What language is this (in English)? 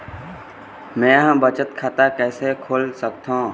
Chhattisgarhi